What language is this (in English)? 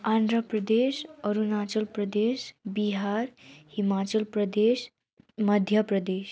Nepali